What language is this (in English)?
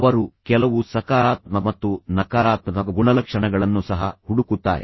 Kannada